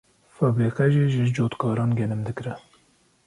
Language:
Kurdish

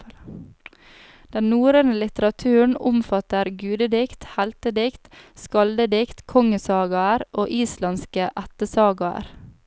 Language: Norwegian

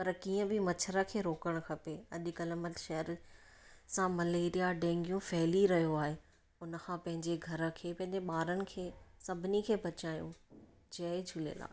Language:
Sindhi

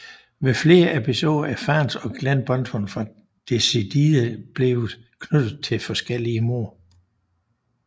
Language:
Danish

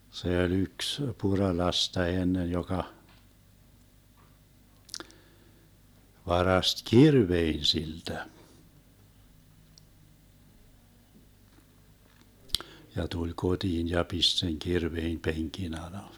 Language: Finnish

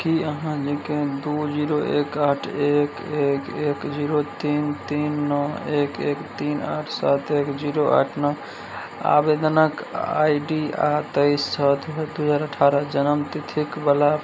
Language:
Maithili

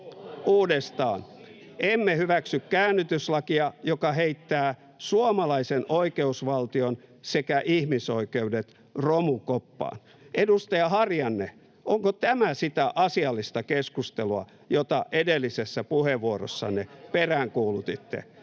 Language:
Finnish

